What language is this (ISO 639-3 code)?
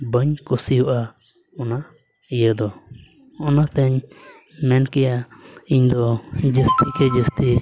sat